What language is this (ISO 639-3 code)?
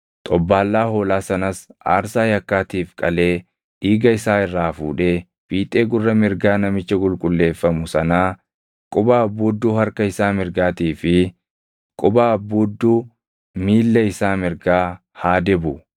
orm